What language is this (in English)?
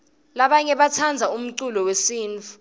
Swati